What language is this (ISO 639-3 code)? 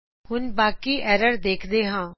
pan